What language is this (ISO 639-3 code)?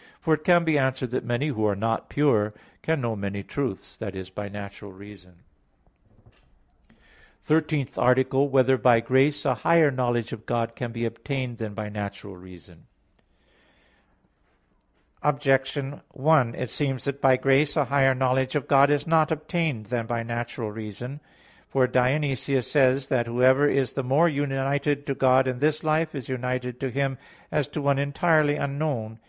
eng